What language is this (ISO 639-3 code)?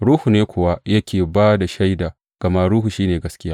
hau